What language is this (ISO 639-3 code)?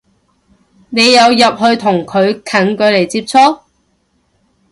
yue